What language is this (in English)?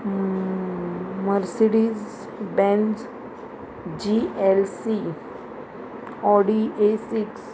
Konkani